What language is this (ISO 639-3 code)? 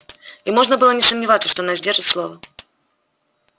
rus